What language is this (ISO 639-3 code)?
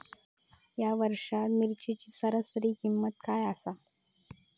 mar